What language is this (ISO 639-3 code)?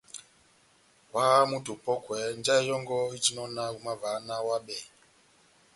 bnm